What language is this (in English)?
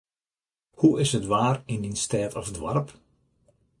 Western Frisian